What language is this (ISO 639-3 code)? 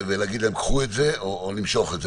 heb